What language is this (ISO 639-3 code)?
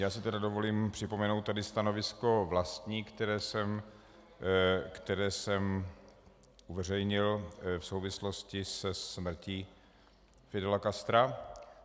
ces